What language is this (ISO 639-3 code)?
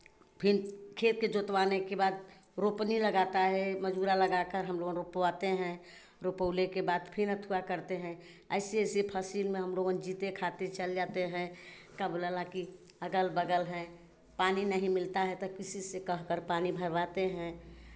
hin